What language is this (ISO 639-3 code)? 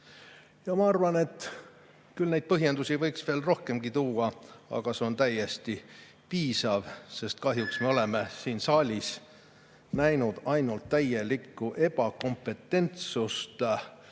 est